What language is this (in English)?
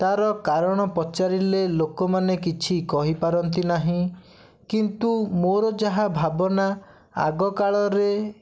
Odia